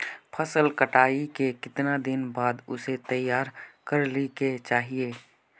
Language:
Magahi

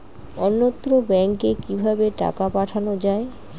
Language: Bangla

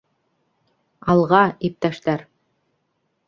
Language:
Bashkir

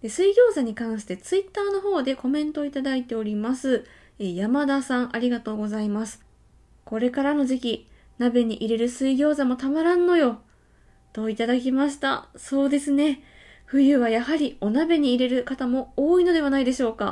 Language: Japanese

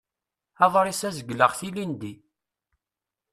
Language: Kabyle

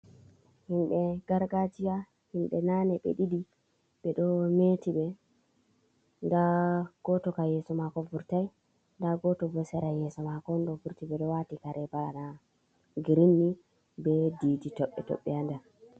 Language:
Fula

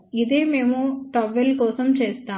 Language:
Telugu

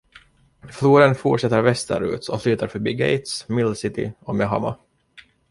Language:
Swedish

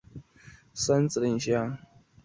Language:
Chinese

